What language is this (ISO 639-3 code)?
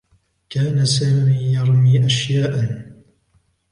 ara